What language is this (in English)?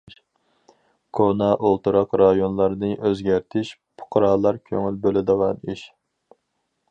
Uyghur